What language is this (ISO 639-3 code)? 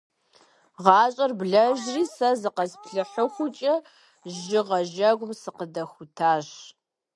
kbd